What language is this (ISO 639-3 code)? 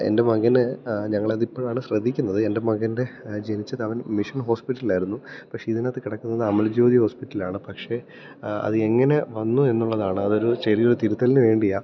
mal